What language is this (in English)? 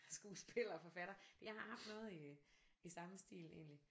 Danish